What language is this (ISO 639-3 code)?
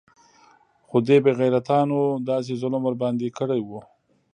pus